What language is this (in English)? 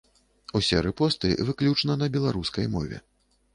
Belarusian